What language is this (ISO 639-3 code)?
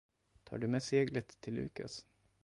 swe